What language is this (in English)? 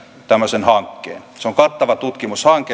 Finnish